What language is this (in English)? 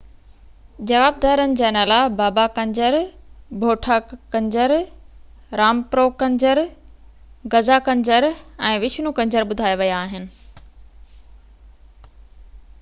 Sindhi